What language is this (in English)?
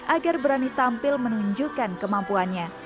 Indonesian